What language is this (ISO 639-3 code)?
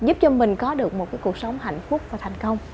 vie